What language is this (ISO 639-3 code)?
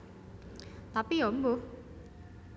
jav